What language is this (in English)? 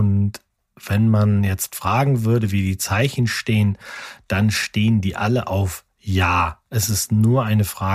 German